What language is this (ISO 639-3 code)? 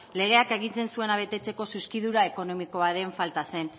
eus